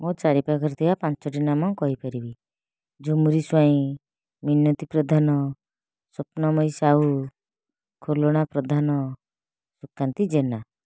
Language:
Odia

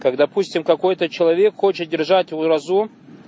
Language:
Russian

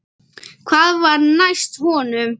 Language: Icelandic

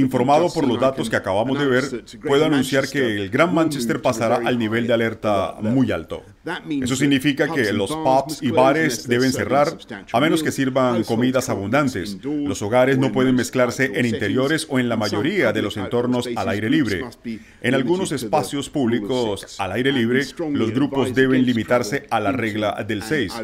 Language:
Spanish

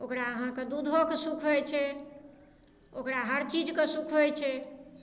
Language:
Maithili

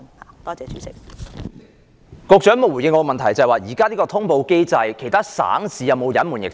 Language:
Cantonese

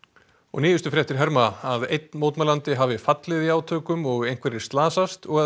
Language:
Icelandic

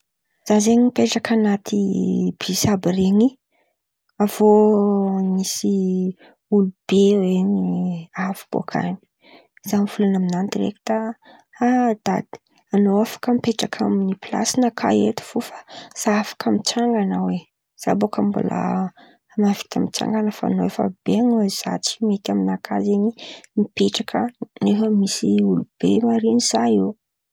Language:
Antankarana Malagasy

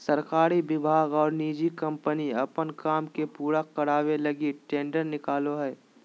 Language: Magahi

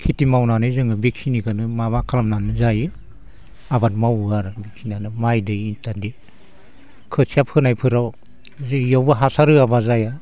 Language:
Bodo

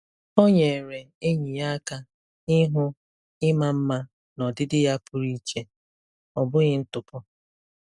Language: Igbo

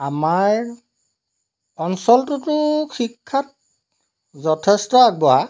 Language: Assamese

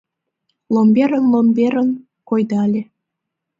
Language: Mari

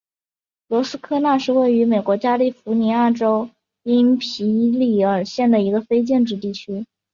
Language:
Chinese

